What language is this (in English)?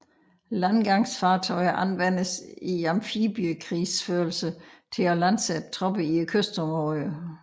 Danish